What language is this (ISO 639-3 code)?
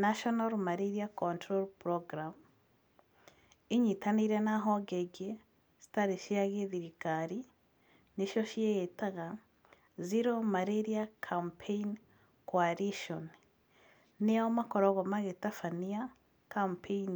kik